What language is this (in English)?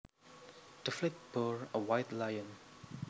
Javanese